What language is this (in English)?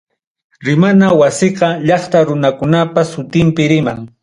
Ayacucho Quechua